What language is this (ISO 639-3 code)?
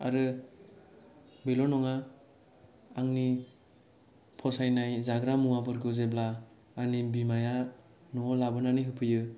brx